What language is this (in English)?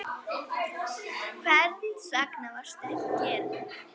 Icelandic